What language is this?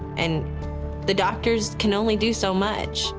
English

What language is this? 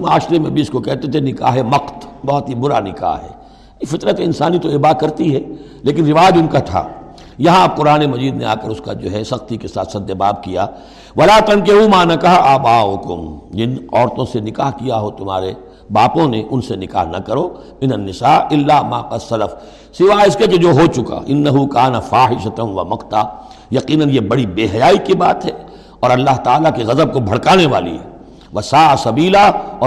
Urdu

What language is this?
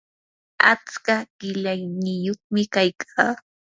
Yanahuanca Pasco Quechua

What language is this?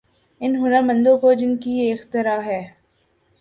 Urdu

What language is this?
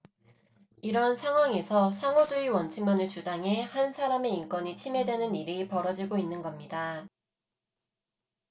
Korean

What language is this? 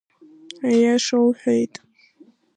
Abkhazian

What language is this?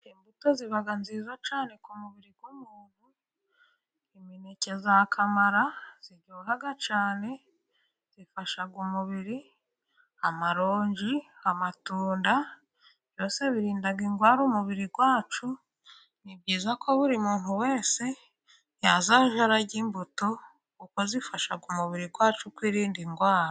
Kinyarwanda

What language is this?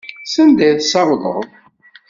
Kabyle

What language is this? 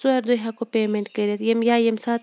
Kashmiri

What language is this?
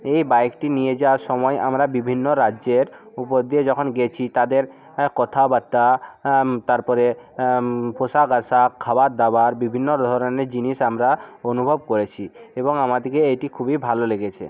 Bangla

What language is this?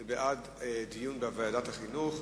Hebrew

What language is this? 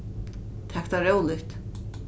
Faroese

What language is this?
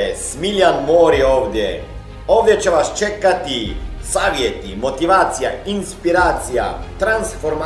Croatian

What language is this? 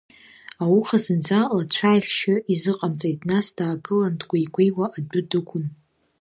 Abkhazian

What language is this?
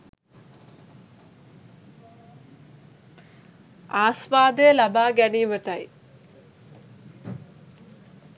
Sinhala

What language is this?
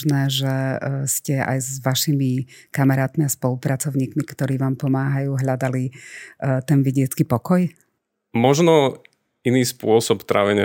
Slovak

